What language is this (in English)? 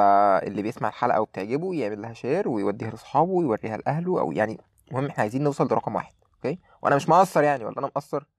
Arabic